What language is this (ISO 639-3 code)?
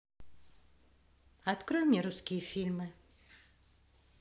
rus